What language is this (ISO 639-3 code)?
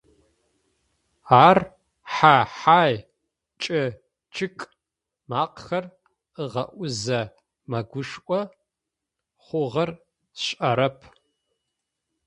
ady